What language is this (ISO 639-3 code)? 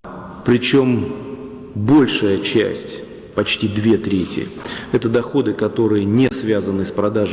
rus